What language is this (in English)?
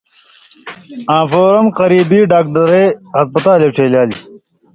Indus Kohistani